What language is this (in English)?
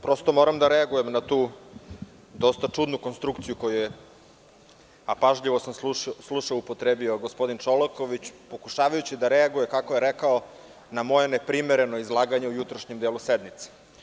Serbian